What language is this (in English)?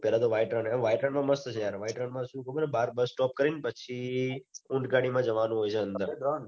Gujarati